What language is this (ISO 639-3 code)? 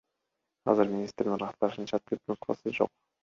kir